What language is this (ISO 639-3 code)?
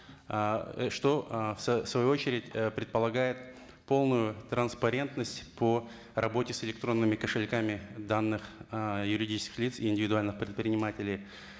kaz